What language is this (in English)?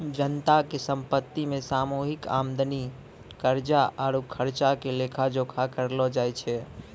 Maithili